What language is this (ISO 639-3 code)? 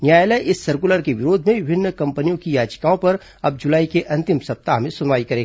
hin